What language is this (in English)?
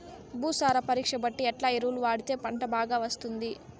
Telugu